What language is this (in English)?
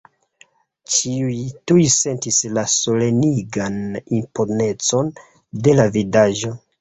Esperanto